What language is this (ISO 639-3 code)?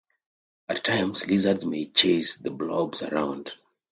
eng